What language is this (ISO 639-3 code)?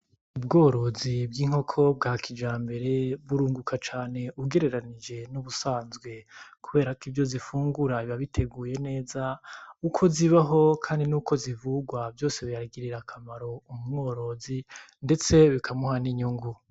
run